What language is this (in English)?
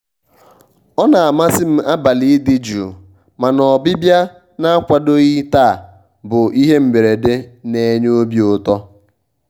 Igbo